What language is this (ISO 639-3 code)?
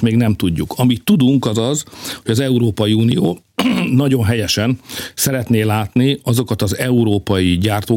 hun